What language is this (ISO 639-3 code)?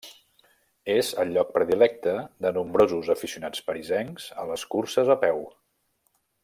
cat